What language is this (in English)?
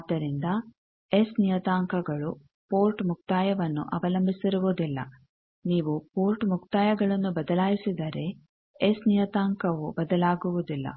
Kannada